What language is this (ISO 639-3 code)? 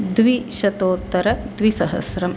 san